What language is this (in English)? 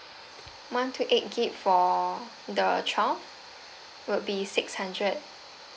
English